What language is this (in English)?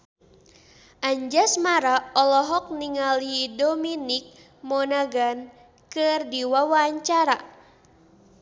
Sundanese